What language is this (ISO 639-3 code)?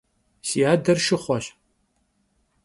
kbd